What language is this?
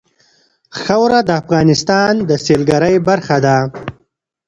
Pashto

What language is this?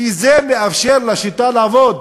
Hebrew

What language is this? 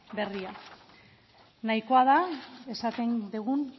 Basque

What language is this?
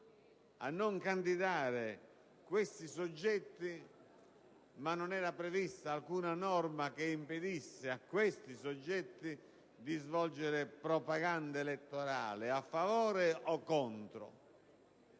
Italian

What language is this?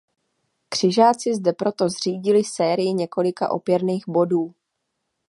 Czech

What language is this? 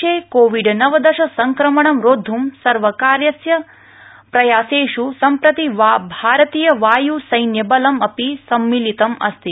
Sanskrit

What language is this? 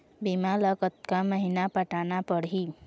Chhattisgarhi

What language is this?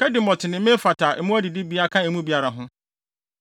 Akan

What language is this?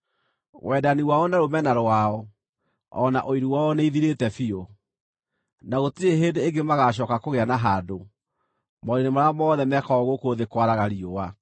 Kikuyu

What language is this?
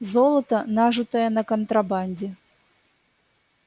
Russian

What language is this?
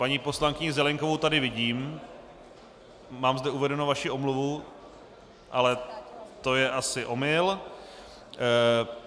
Czech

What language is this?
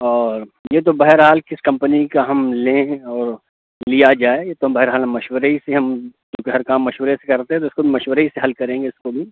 Urdu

